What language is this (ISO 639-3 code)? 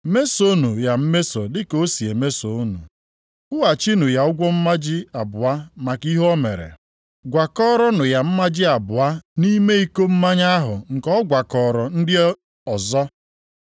ibo